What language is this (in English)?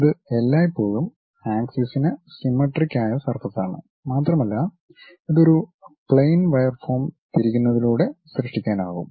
Malayalam